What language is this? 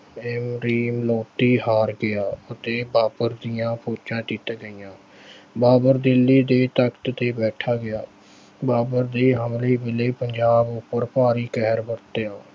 Punjabi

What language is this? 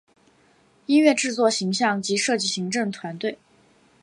Chinese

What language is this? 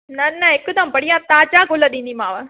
Sindhi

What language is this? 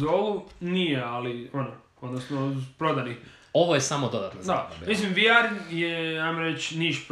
Croatian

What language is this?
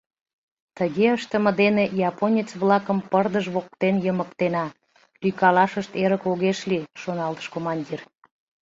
Mari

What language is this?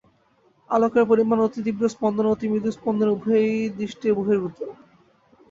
Bangla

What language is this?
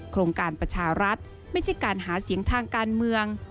Thai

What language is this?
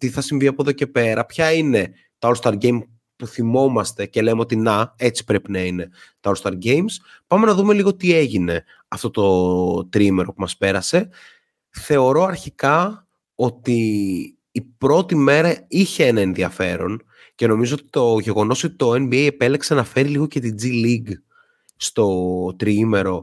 Greek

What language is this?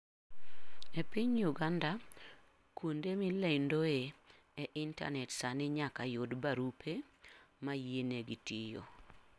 Luo (Kenya and Tanzania)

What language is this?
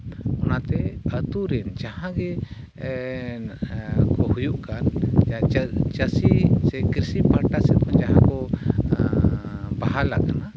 Santali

